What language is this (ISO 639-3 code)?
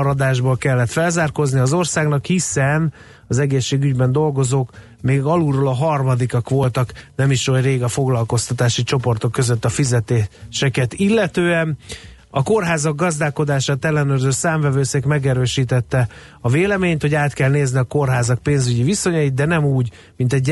hun